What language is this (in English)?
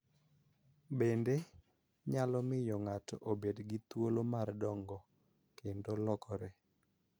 Luo (Kenya and Tanzania)